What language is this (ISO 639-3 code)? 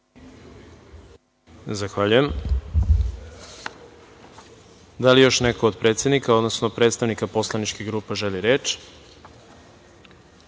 srp